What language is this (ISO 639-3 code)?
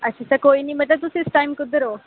doi